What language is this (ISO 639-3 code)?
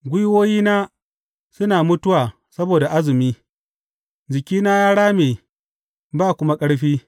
hau